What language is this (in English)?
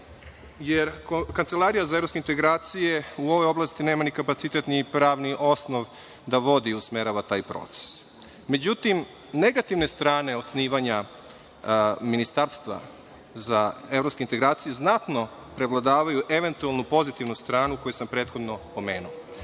Serbian